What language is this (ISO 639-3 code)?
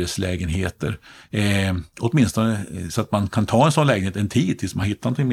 swe